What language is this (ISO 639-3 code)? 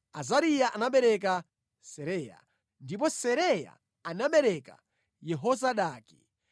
nya